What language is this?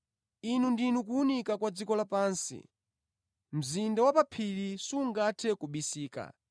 Nyanja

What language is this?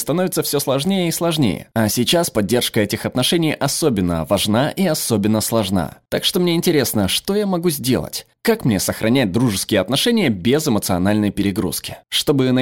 Russian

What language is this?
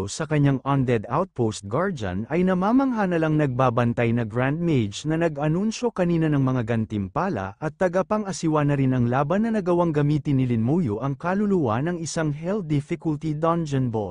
Filipino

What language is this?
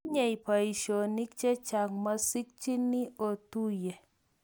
Kalenjin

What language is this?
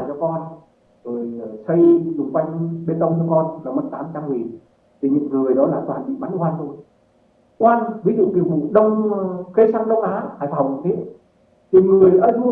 Vietnamese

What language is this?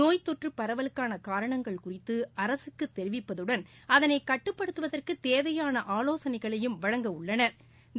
Tamil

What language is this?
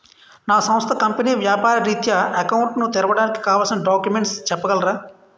Telugu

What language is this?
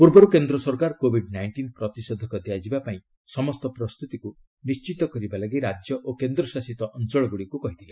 Odia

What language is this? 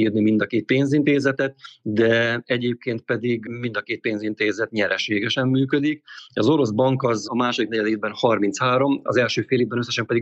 Hungarian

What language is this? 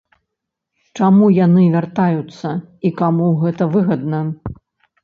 Belarusian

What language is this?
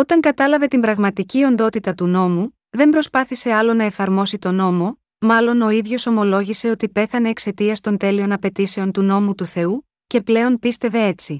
Greek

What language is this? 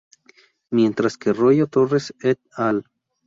Spanish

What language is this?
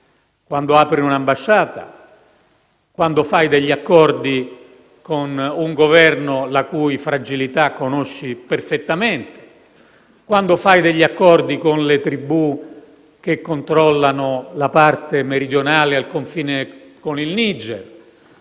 Italian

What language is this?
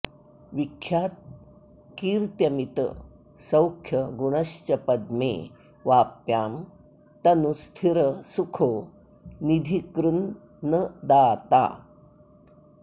Sanskrit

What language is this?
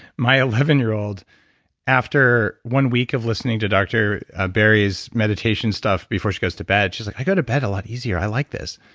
English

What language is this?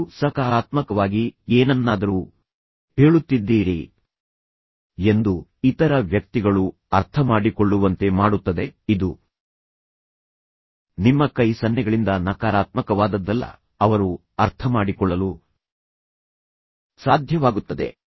Kannada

